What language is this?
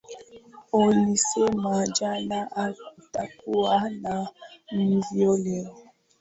Swahili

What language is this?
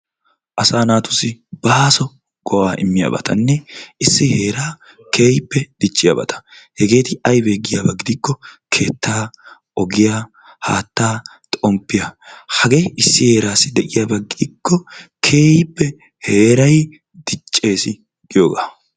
Wolaytta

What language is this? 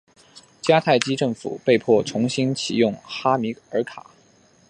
Chinese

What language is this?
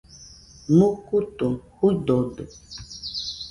Nüpode Huitoto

